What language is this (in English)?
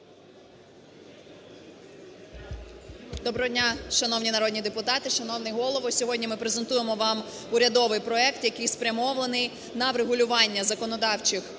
Ukrainian